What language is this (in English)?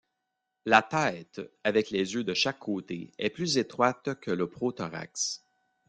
French